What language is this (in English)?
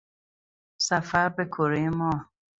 Persian